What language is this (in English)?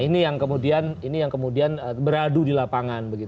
Indonesian